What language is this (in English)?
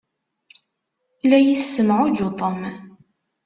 Kabyle